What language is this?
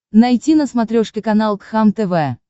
Russian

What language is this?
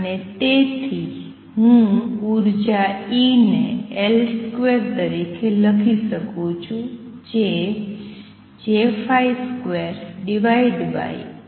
Gujarati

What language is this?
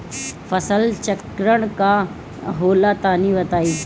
Bhojpuri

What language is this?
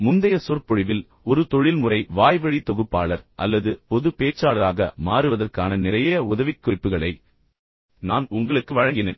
Tamil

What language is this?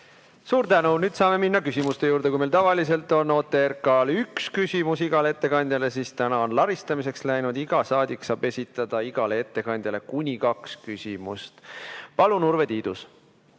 Estonian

